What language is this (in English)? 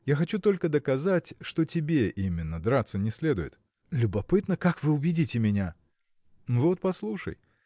Russian